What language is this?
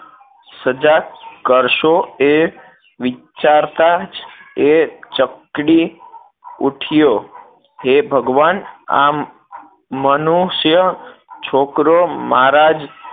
Gujarati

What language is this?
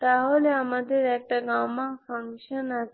Bangla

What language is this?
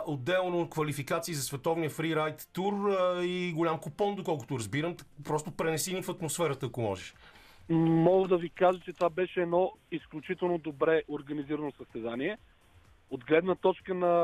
Bulgarian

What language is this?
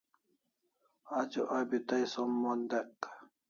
Kalasha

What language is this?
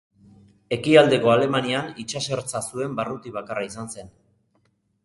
Basque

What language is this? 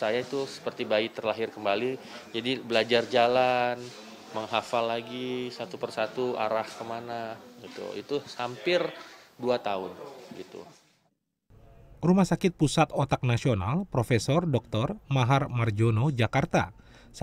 Indonesian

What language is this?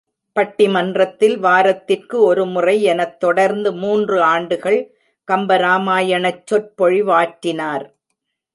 Tamil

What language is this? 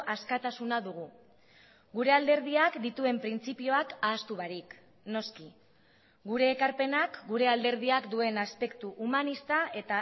Basque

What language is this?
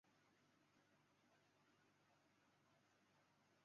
Chinese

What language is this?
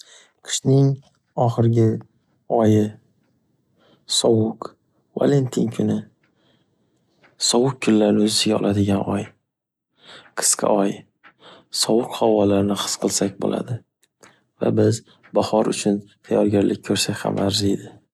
Uzbek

